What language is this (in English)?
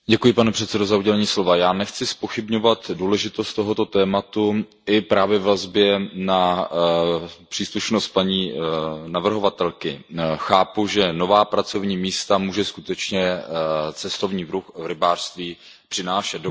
Czech